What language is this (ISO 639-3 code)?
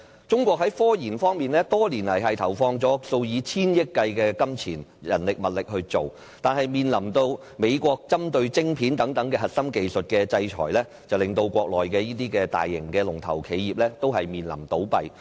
yue